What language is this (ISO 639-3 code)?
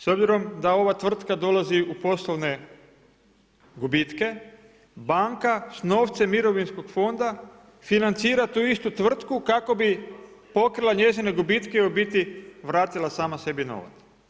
hrv